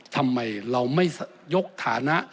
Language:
Thai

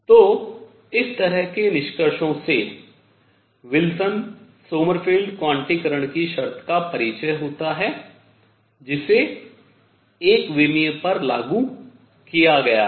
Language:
Hindi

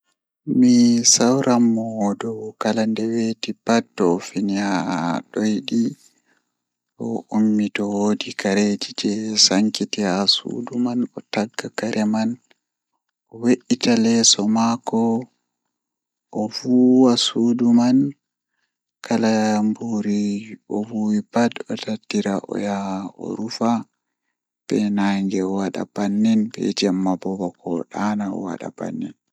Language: Fula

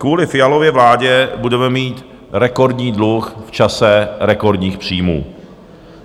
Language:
Czech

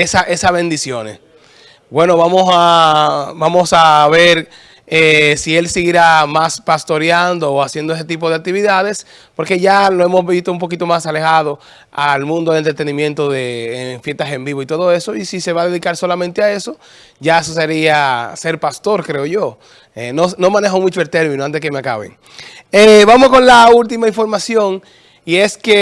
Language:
Spanish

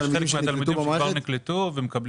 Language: Hebrew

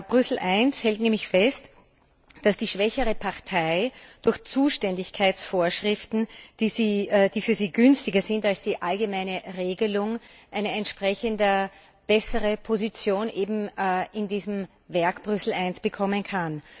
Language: German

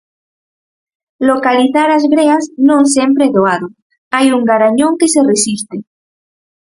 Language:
Galician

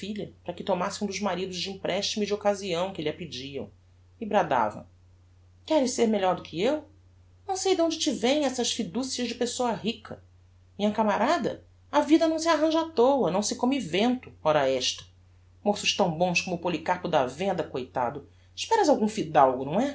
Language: Portuguese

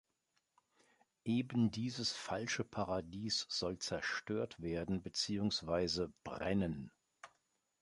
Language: German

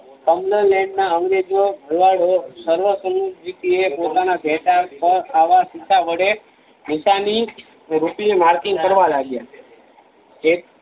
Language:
Gujarati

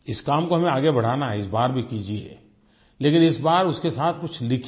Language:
Hindi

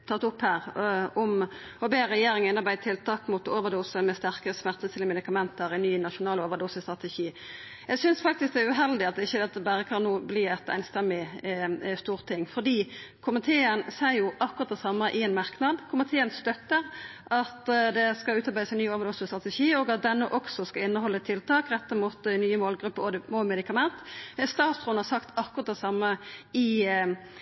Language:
Norwegian Nynorsk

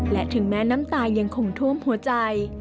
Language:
Thai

